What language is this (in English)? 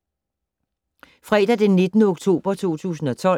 Danish